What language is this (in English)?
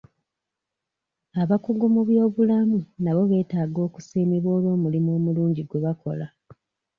Ganda